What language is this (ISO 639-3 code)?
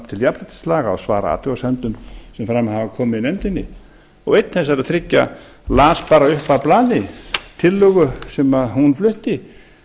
isl